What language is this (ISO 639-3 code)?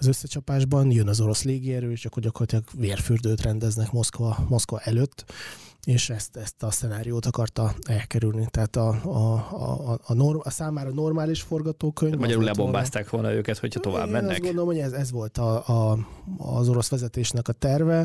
hun